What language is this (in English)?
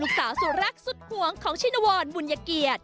Thai